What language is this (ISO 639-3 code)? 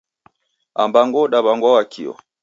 dav